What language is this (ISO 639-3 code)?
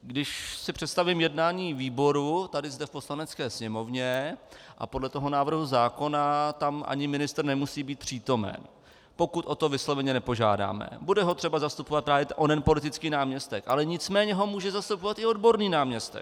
ces